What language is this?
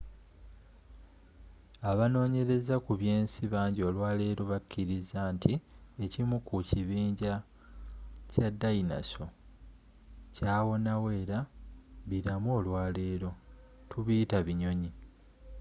Ganda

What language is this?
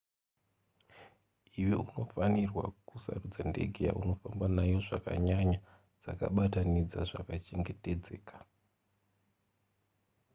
Shona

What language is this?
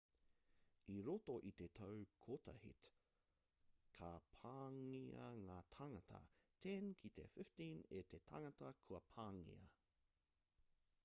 Māori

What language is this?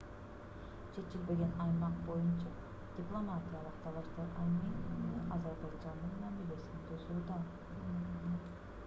Kyrgyz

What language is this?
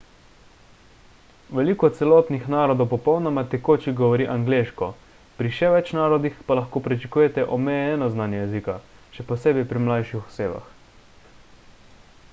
Slovenian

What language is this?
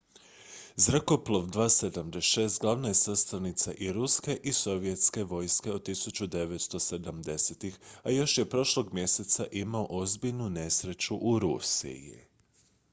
Croatian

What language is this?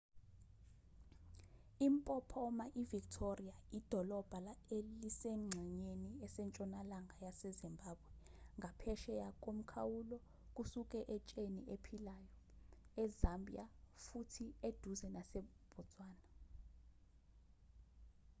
Zulu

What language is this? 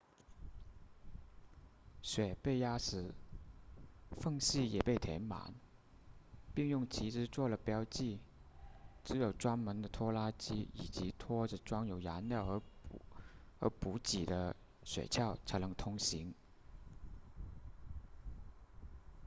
Chinese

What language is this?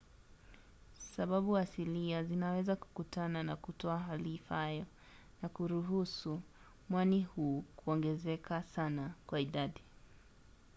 Swahili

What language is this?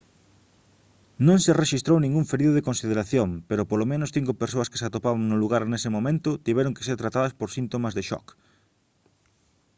Galician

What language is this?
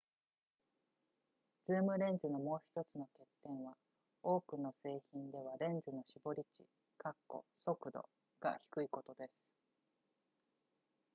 Japanese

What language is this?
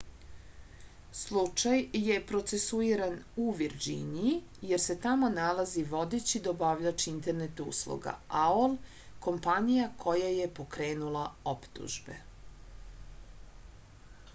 Serbian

